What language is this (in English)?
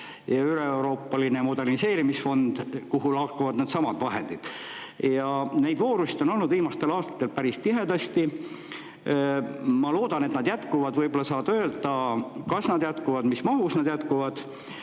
Estonian